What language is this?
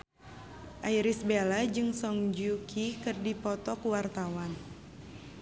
Sundanese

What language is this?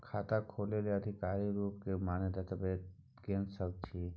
Maithili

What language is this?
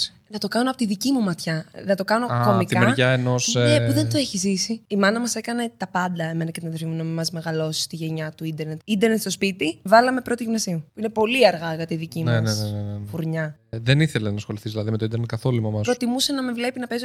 Greek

